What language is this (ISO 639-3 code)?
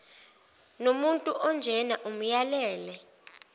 zul